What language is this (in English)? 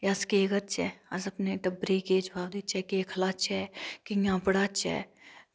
Dogri